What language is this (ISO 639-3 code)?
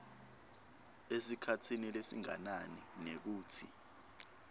ssw